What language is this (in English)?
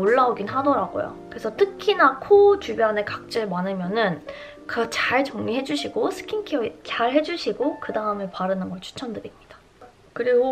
Korean